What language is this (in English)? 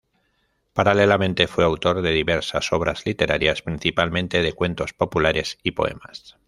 Spanish